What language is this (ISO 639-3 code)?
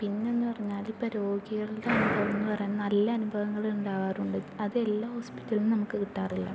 mal